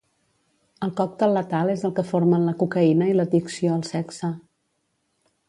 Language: Catalan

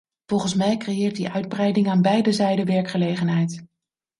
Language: Dutch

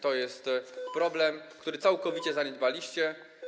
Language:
Polish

